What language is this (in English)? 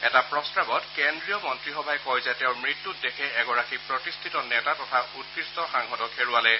Assamese